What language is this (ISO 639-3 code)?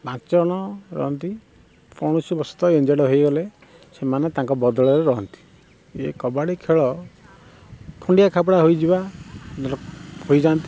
ori